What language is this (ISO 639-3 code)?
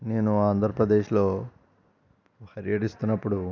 tel